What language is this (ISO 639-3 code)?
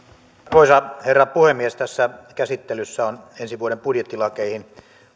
fin